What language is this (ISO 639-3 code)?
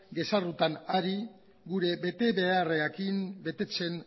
eus